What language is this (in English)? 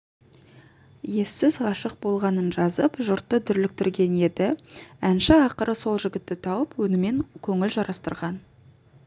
Kazakh